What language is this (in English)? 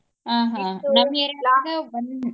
Kannada